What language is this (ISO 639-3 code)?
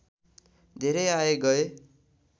nep